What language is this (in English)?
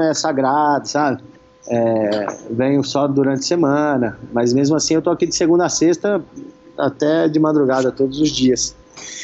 Portuguese